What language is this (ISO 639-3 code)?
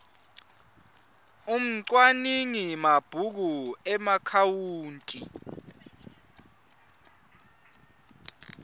ssw